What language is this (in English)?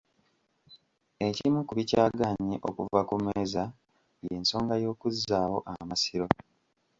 Ganda